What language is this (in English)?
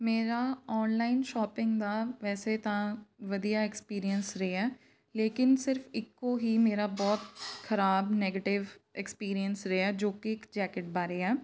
Punjabi